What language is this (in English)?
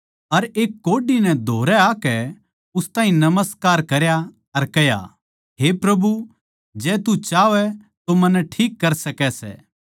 Haryanvi